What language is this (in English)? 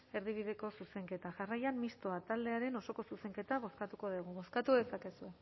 Basque